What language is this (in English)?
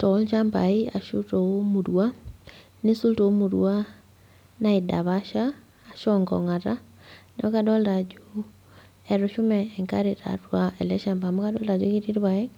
Masai